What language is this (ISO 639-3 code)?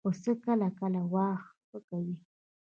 pus